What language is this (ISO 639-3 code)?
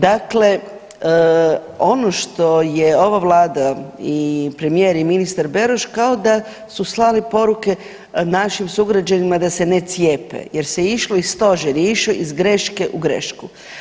hrv